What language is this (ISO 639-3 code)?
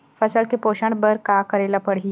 hne